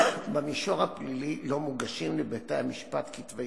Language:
Hebrew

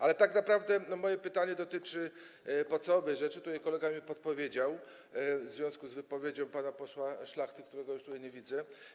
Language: Polish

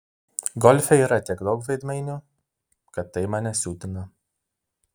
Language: Lithuanian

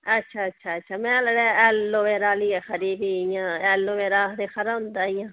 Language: Dogri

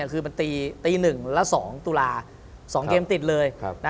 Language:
Thai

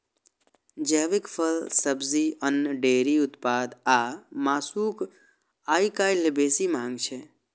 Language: Maithili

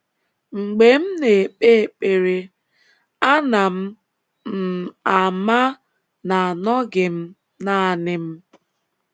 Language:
Igbo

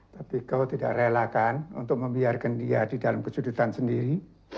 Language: Indonesian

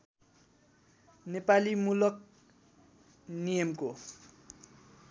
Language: Nepali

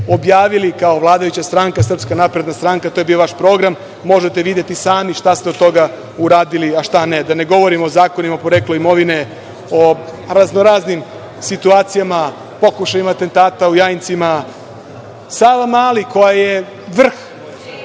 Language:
Serbian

